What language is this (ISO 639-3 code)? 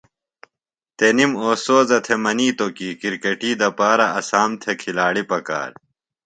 phl